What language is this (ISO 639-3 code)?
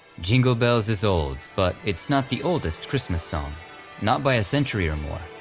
eng